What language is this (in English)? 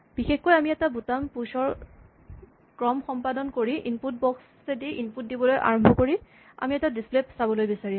Assamese